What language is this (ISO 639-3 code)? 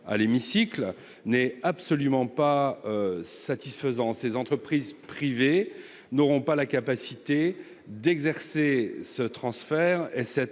fra